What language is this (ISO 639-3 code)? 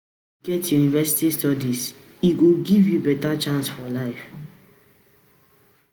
pcm